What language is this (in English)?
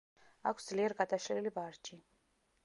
Georgian